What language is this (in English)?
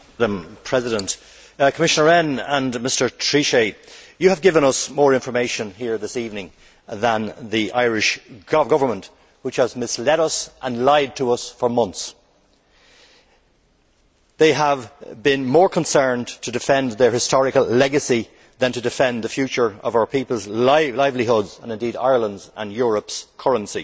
English